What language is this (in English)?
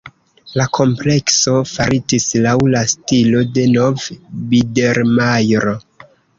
Esperanto